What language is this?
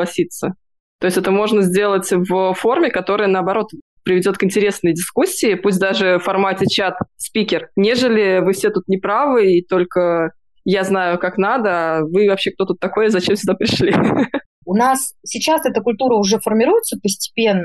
Russian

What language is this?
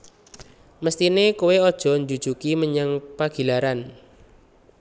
Javanese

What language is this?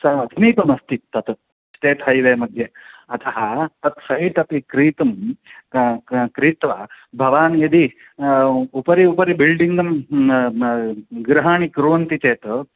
Sanskrit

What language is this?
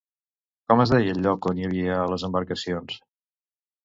Catalan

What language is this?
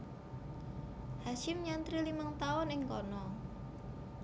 Javanese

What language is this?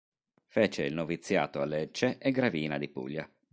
Italian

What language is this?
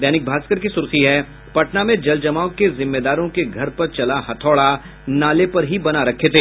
Hindi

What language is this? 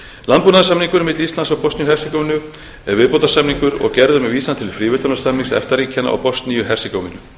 Icelandic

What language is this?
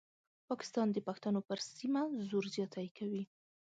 Pashto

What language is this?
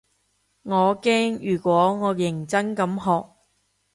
Cantonese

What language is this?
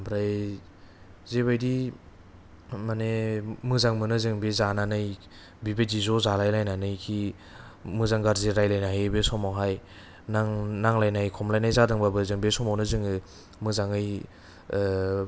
Bodo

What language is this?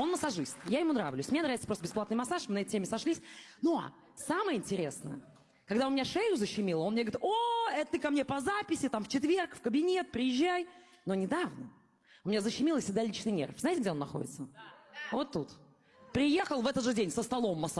Russian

